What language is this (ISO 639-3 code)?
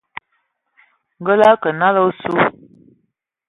ewo